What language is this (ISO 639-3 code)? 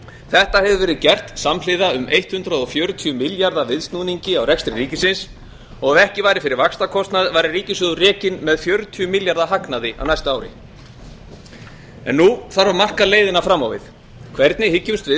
isl